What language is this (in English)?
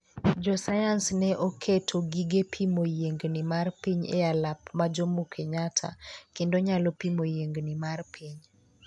Luo (Kenya and Tanzania)